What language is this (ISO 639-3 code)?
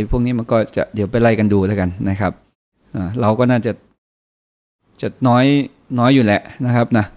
tha